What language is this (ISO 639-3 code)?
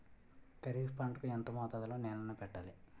tel